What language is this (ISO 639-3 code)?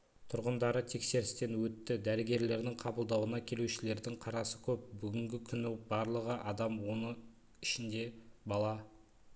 kaz